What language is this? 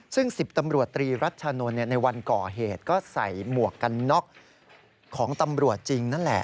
Thai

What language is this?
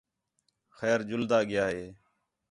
Khetrani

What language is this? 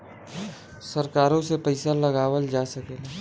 Bhojpuri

